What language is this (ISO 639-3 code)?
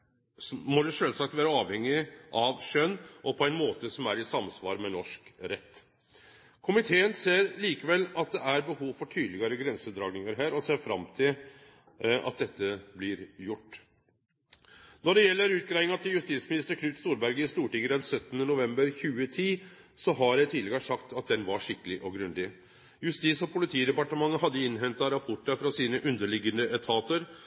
nno